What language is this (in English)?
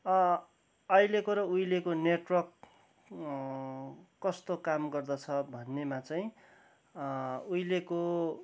Nepali